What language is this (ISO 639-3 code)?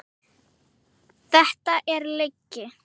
isl